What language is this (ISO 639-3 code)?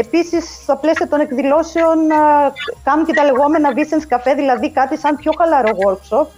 ell